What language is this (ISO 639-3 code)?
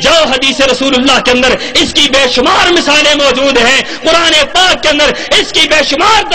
ara